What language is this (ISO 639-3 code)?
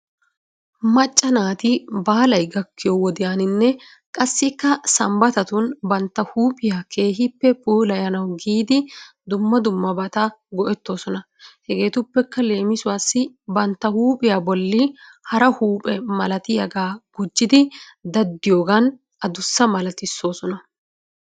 wal